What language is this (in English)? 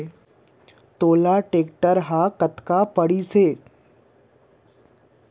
Chhattisgarhi